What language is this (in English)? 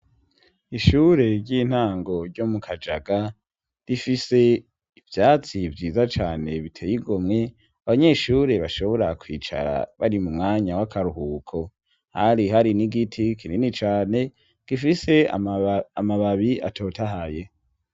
Rundi